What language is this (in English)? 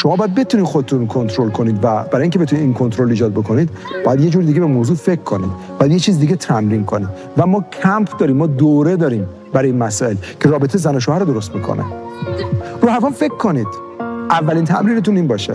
Persian